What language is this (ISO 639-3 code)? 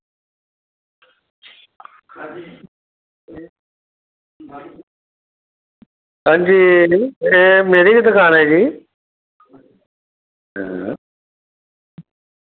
doi